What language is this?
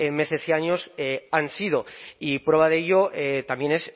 Spanish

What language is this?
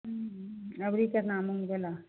Maithili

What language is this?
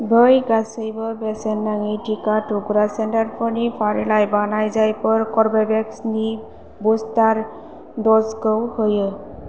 Bodo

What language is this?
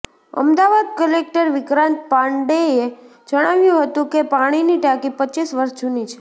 Gujarati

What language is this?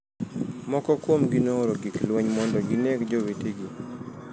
Luo (Kenya and Tanzania)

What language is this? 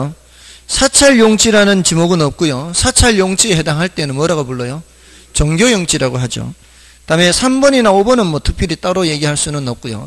Korean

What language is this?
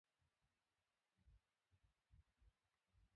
Swahili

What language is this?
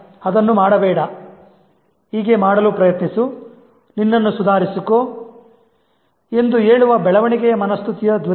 Kannada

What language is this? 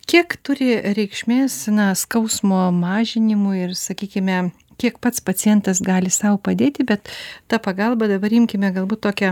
Lithuanian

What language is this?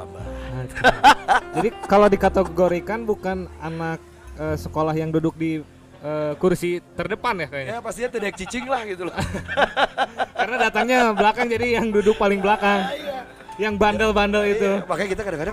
Indonesian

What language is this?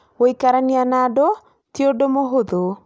Kikuyu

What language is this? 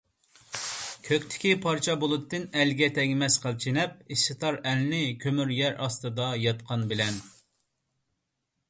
Uyghur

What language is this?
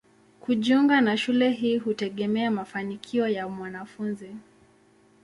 Swahili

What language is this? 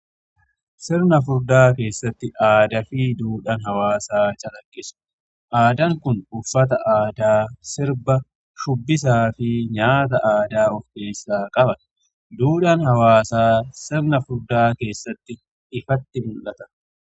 Oromo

